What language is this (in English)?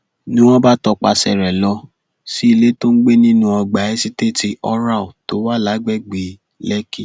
Yoruba